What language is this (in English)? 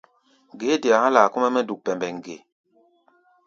Gbaya